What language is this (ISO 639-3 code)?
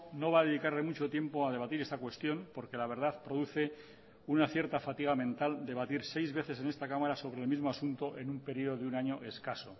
spa